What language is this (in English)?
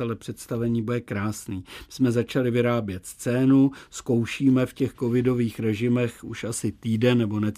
Czech